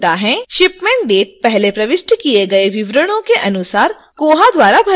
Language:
Hindi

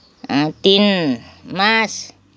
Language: Nepali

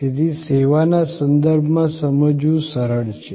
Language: Gujarati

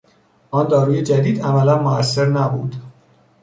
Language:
Persian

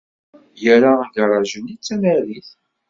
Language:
Kabyle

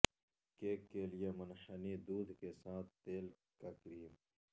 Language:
Urdu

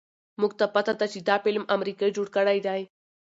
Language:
Pashto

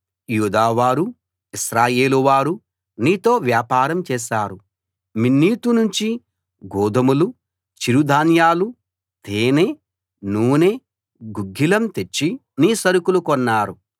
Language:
Telugu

